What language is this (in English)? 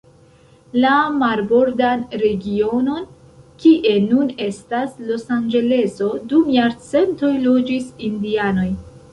Esperanto